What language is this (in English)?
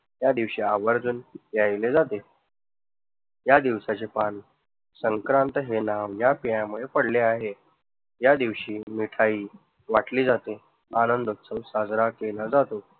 Marathi